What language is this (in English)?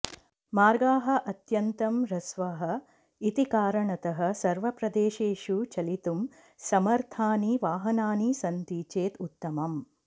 Sanskrit